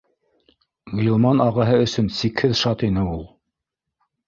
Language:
Bashkir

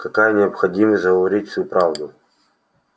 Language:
Russian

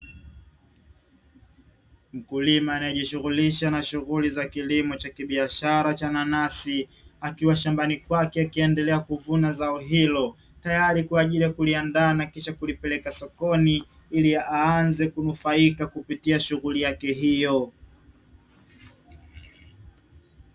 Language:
Swahili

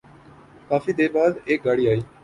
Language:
Urdu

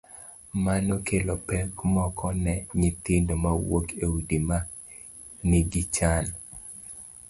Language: Luo (Kenya and Tanzania)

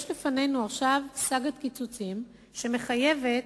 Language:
Hebrew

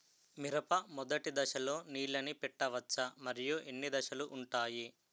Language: Telugu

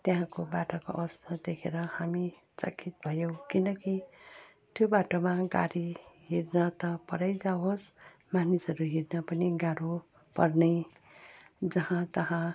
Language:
Nepali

